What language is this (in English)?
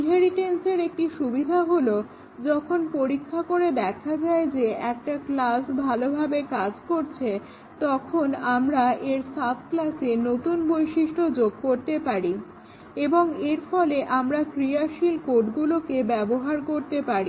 Bangla